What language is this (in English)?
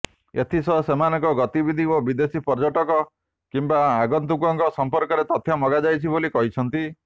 Odia